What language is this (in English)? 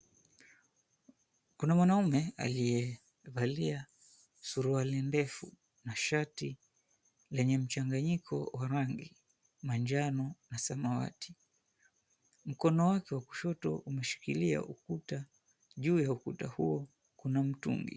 Swahili